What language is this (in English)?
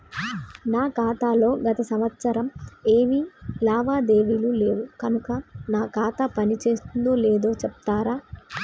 Telugu